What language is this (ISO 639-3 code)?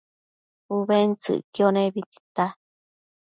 mcf